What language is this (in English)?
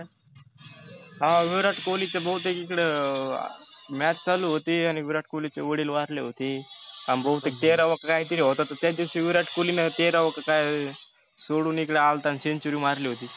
Marathi